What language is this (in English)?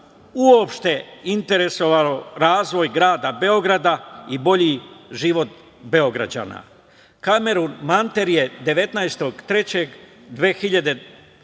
Serbian